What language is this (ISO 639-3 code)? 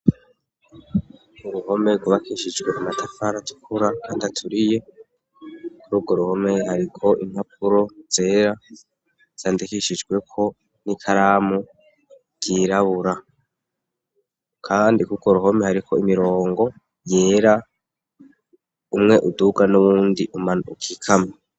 run